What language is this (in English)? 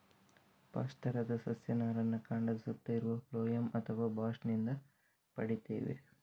Kannada